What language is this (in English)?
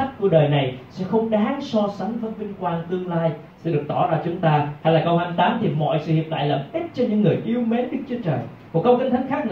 Vietnamese